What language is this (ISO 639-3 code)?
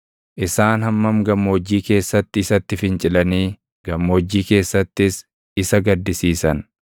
orm